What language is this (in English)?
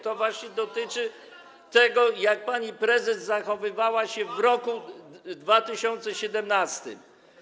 Polish